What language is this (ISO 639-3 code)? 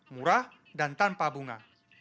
ind